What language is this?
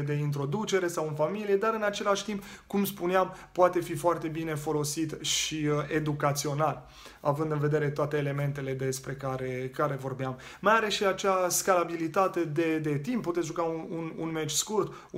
Romanian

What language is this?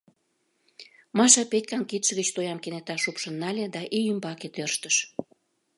Mari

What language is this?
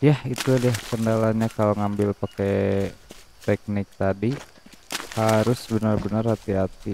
Indonesian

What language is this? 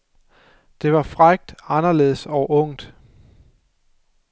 Danish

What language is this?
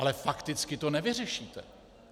Czech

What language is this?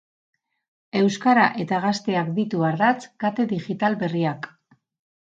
Basque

